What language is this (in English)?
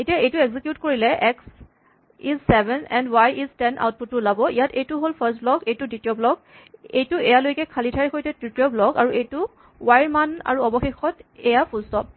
Assamese